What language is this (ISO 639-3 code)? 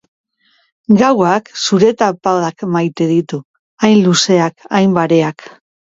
eus